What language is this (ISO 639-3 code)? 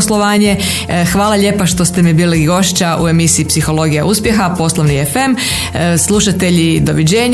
hrv